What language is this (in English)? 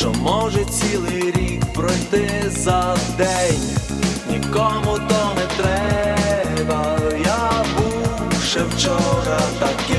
Ukrainian